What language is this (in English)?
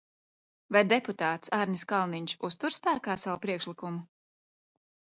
Latvian